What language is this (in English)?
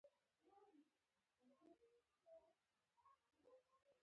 Pashto